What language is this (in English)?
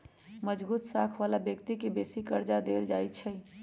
Magahi